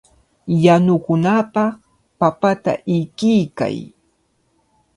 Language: Cajatambo North Lima Quechua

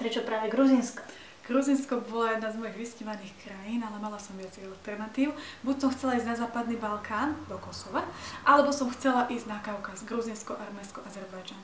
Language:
Slovak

